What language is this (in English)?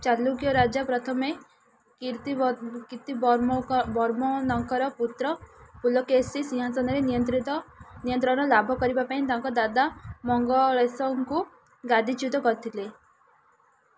Odia